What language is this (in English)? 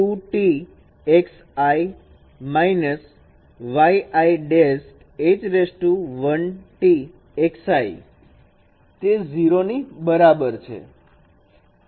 Gujarati